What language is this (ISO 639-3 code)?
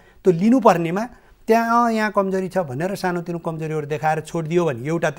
ron